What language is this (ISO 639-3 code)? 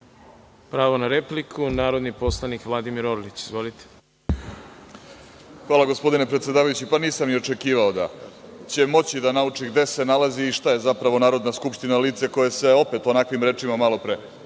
srp